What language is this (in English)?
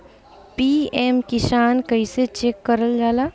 Bhojpuri